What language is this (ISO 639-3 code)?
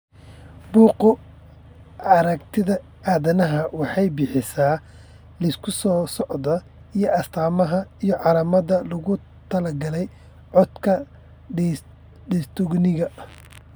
som